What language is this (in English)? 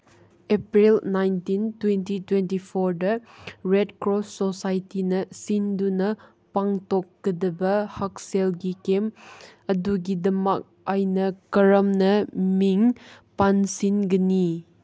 Manipuri